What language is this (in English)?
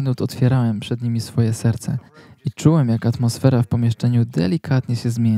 Polish